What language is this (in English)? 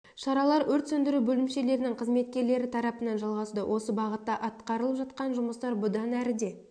Kazakh